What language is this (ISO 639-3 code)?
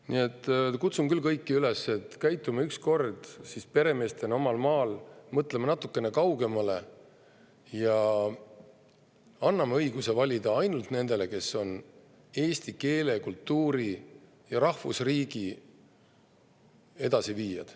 est